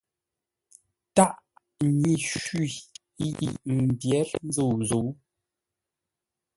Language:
Ngombale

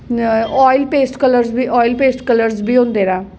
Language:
Dogri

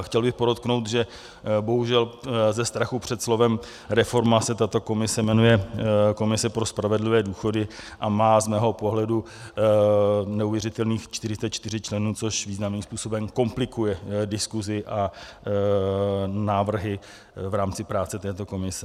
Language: Czech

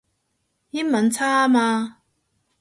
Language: Cantonese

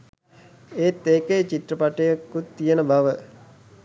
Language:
Sinhala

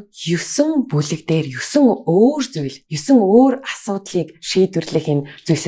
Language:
Turkish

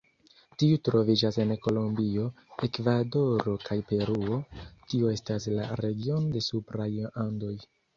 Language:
Esperanto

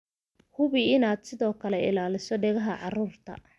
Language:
Somali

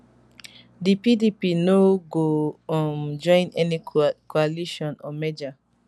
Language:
Nigerian Pidgin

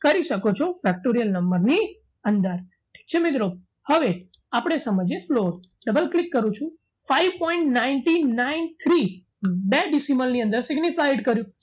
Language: Gujarati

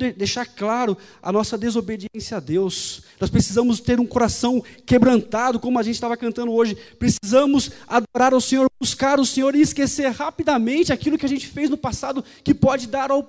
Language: Portuguese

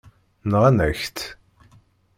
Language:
Kabyle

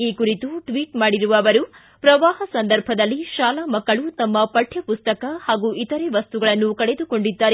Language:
Kannada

